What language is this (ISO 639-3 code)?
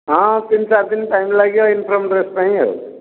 ori